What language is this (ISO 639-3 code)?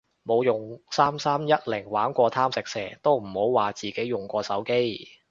yue